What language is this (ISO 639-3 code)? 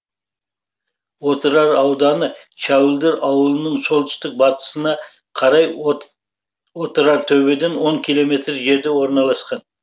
kaz